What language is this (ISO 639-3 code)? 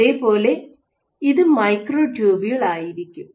mal